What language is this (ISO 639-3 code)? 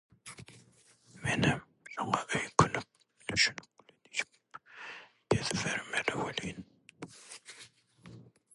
tuk